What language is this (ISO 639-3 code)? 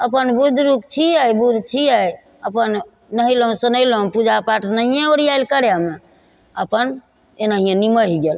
mai